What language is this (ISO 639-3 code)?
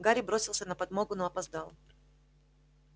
rus